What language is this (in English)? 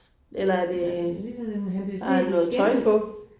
Danish